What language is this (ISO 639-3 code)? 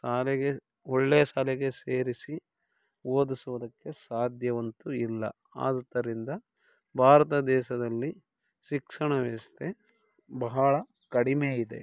kan